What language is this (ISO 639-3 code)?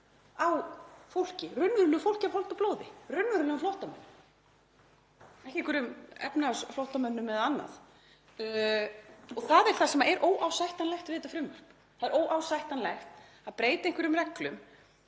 isl